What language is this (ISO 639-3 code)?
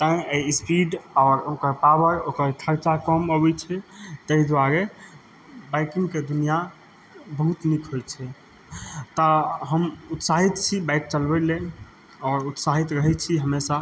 mai